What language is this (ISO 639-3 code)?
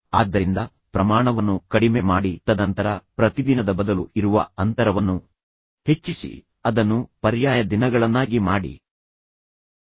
kan